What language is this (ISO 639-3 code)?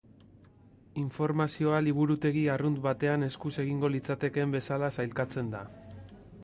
eus